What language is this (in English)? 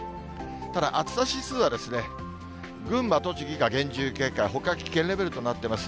Japanese